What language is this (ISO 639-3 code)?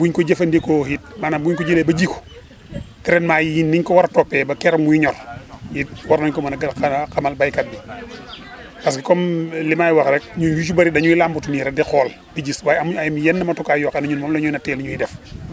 wol